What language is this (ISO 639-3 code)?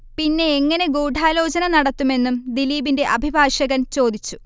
mal